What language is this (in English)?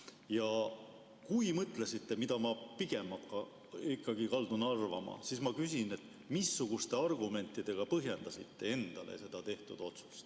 Estonian